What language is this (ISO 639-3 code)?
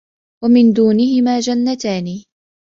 ara